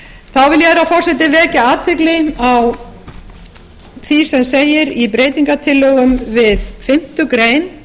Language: Icelandic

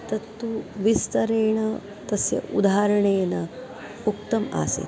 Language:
Sanskrit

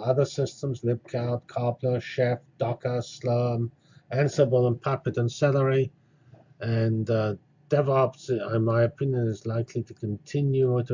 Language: English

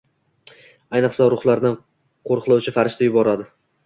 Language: Uzbek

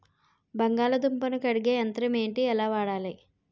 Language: Telugu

